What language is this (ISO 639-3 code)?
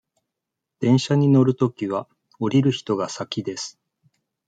jpn